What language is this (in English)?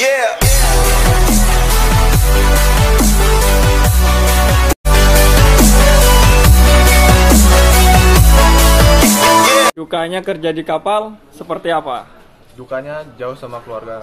Indonesian